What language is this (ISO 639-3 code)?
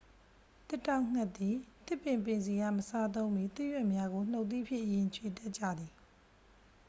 mya